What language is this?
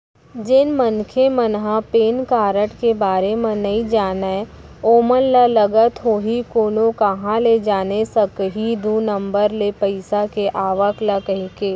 Chhattisgarhi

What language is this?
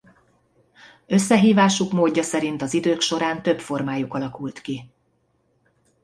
Hungarian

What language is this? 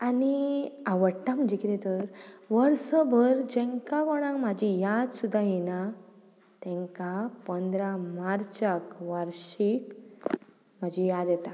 Konkani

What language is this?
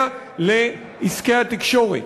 Hebrew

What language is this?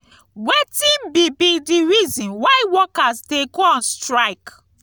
Nigerian Pidgin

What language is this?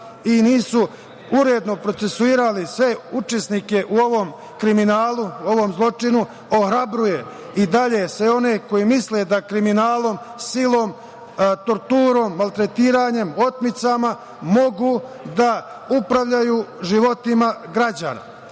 Serbian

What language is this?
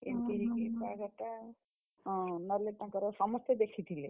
Odia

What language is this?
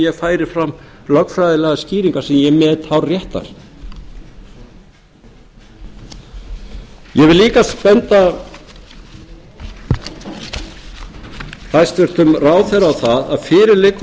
Icelandic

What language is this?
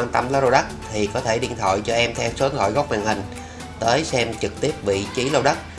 Vietnamese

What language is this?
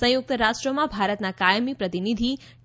Gujarati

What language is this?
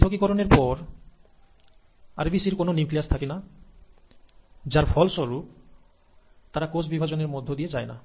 Bangla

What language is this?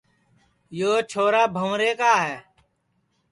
Sansi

